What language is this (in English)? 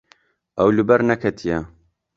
Kurdish